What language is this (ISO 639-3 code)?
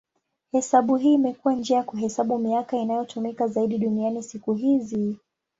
swa